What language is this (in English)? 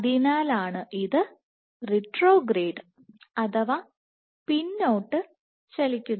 Malayalam